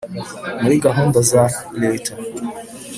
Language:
Kinyarwanda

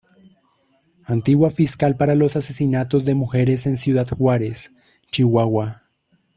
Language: Spanish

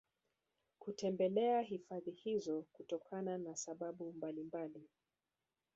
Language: Swahili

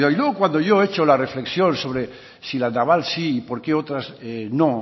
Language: Spanish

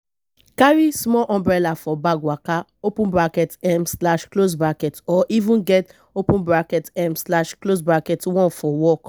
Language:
Nigerian Pidgin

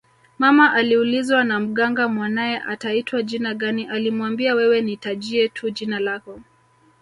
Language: Swahili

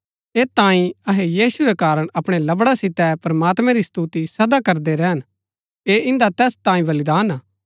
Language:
Gaddi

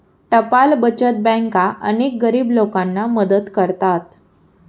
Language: Marathi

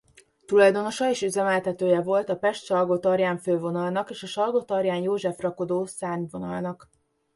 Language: Hungarian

